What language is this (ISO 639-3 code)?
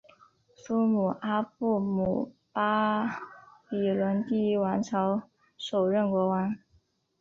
zho